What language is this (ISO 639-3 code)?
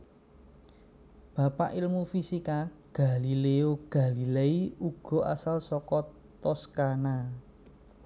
jav